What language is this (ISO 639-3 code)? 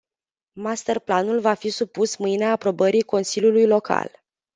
ron